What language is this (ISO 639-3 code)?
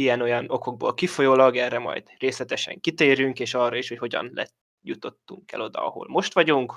hun